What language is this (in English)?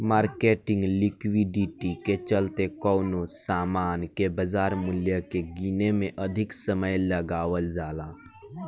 Bhojpuri